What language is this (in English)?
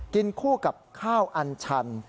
Thai